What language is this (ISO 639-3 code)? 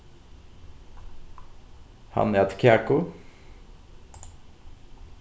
fao